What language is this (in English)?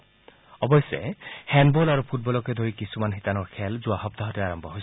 Assamese